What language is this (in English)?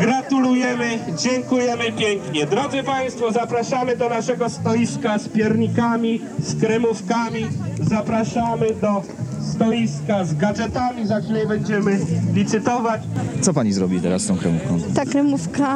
Polish